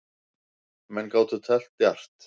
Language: Icelandic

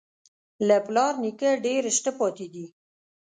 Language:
Pashto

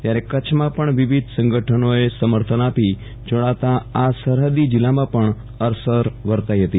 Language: Gujarati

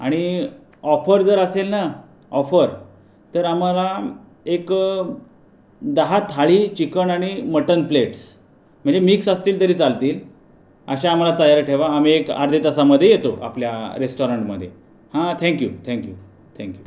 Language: Marathi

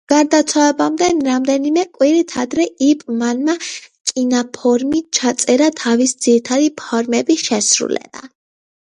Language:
Georgian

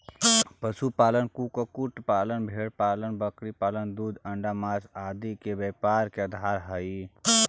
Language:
Magahi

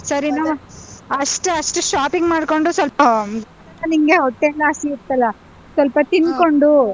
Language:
Kannada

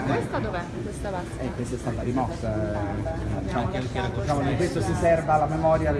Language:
Italian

